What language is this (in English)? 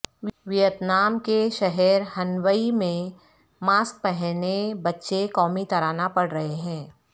Urdu